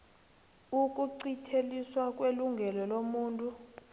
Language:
South Ndebele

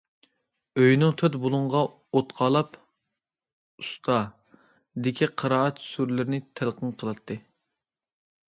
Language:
Uyghur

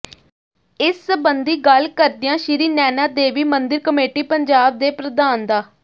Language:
Punjabi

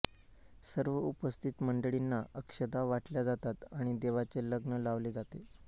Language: Marathi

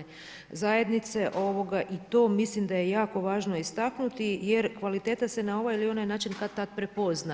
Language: Croatian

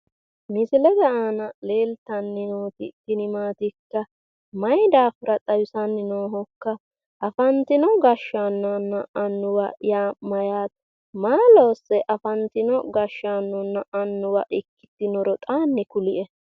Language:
Sidamo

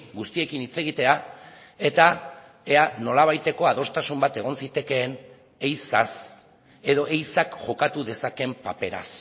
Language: Basque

